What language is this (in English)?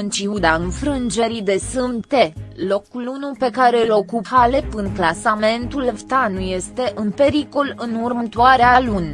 Romanian